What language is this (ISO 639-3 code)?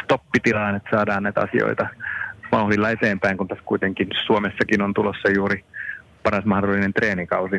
fin